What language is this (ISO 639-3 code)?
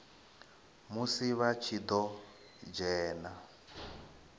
ven